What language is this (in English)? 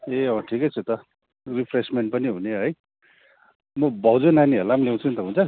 Nepali